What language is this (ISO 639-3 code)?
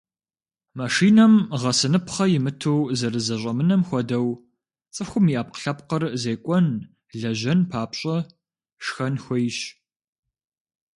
kbd